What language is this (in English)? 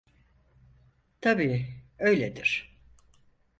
Turkish